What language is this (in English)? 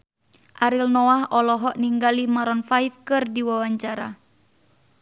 Sundanese